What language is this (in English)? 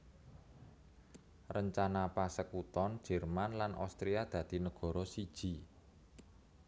Javanese